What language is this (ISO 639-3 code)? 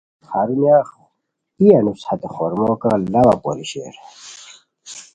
khw